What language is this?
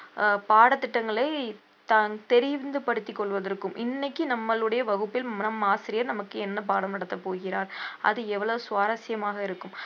Tamil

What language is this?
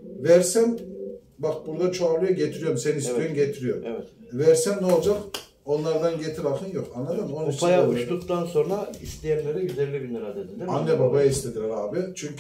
Turkish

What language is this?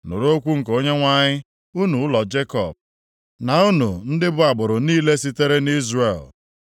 Igbo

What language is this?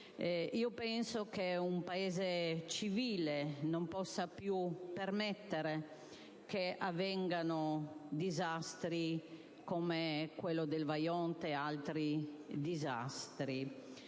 Italian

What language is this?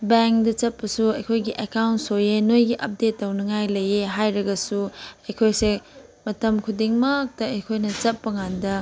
Manipuri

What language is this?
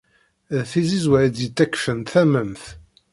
Kabyle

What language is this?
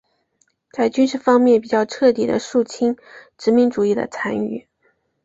Chinese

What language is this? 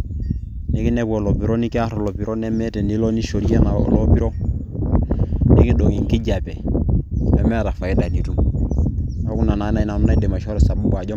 Masai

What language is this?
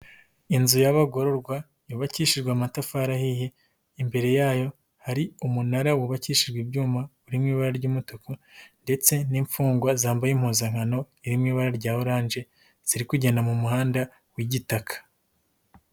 Kinyarwanda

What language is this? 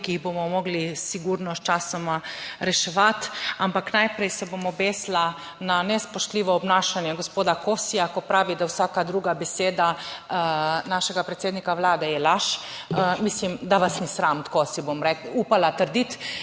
Slovenian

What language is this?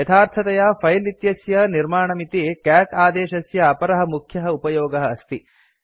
Sanskrit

